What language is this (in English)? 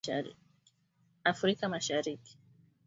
Swahili